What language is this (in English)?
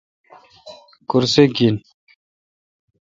Kalkoti